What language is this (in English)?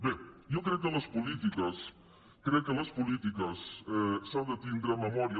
Catalan